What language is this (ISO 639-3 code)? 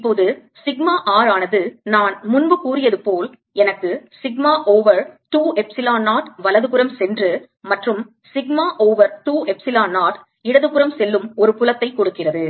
tam